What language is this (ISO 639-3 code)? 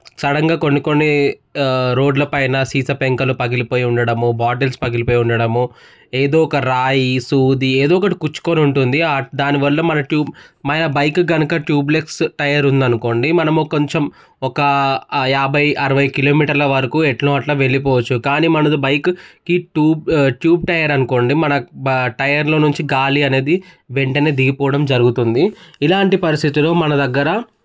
tel